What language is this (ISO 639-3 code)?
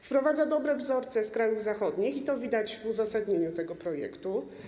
pol